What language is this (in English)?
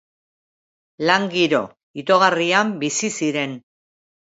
Basque